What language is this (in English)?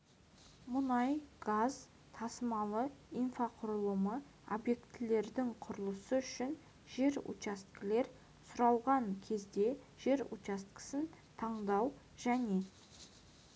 Kazakh